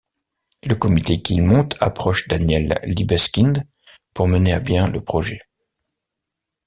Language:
French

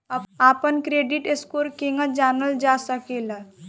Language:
Bhojpuri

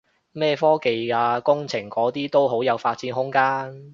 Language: Cantonese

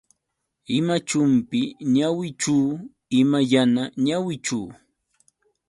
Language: Yauyos Quechua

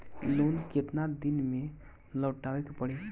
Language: Bhojpuri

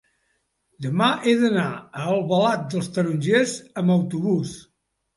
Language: Catalan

